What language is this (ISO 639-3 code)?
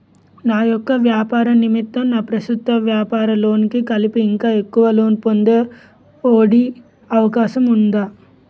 tel